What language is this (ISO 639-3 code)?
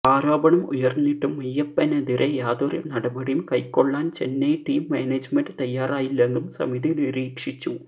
mal